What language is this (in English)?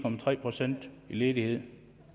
Danish